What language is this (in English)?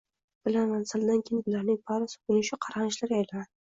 Uzbek